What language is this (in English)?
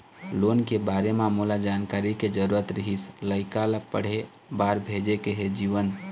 Chhattisgarhi